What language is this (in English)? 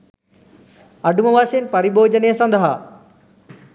Sinhala